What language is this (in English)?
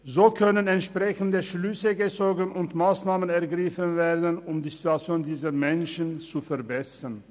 Swiss German